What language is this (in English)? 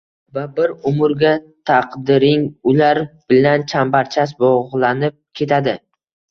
Uzbek